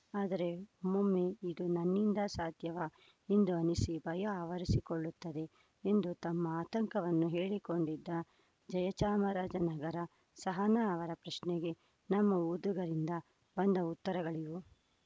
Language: Kannada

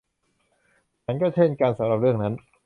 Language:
Thai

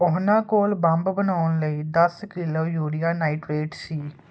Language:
Punjabi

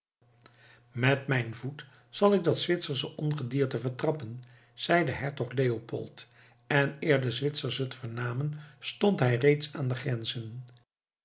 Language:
Dutch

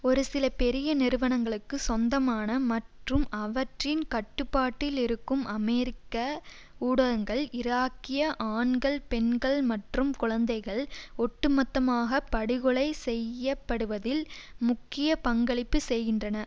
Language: Tamil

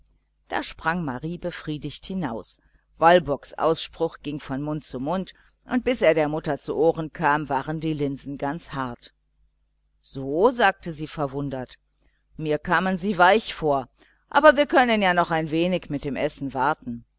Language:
German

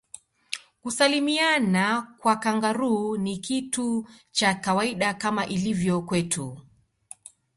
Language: Swahili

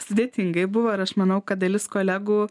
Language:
Lithuanian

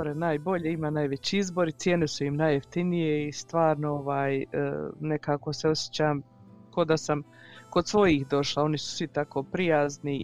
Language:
Croatian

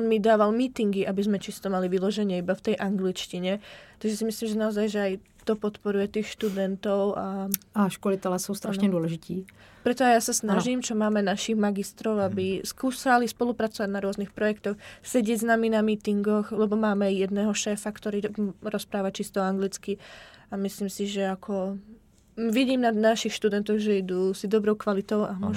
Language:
Czech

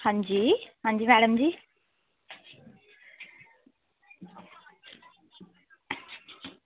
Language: Dogri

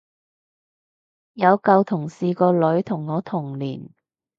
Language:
Cantonese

